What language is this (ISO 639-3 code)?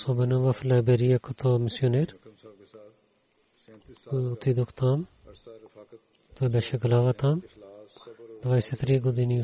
bul